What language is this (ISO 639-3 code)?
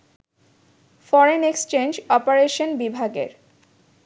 ben